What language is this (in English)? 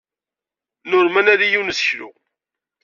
Kabyle